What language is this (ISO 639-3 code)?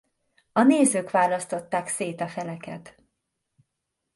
hun